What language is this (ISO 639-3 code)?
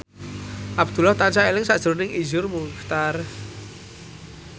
jav